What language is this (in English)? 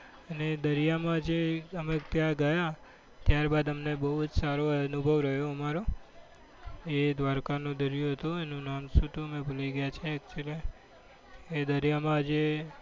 Gujarati